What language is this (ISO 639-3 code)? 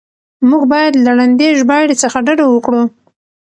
pus